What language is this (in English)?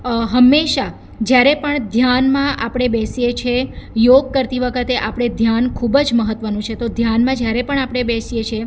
Gujarati